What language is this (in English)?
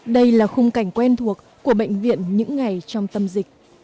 Vietnamese